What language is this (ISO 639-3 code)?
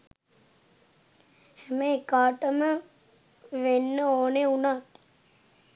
sin